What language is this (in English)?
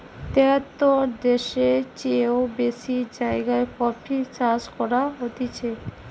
Bangla